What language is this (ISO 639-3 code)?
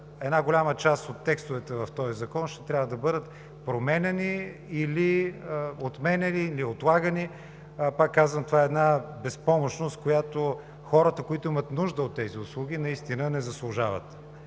bul